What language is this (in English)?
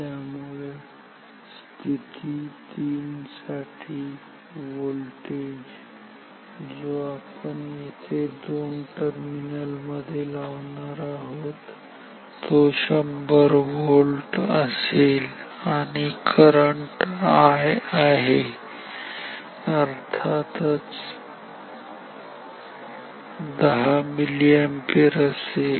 Marathi